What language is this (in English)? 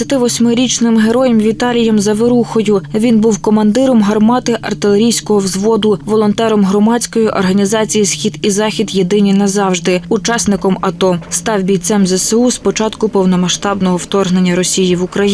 Ukrainian